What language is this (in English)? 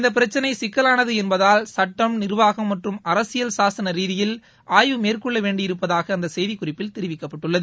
Tamil